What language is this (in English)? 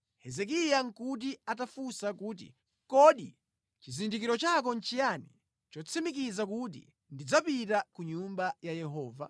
Nyanja